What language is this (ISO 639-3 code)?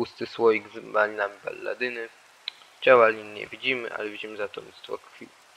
pol